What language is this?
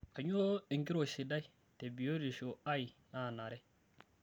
Masai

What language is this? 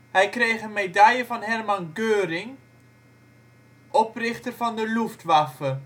Dutch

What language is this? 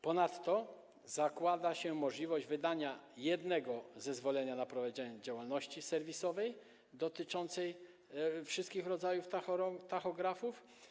Polish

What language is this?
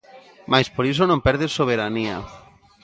Galician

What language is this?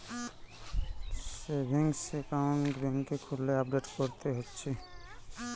Bangla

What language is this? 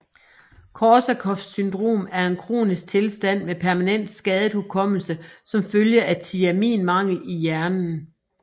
Danish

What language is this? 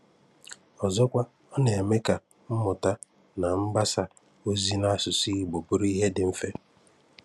Igbo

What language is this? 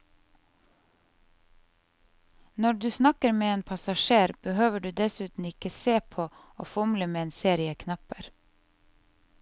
Norwegian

